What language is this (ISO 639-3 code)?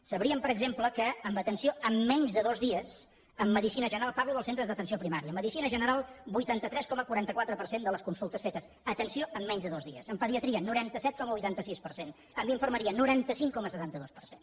cat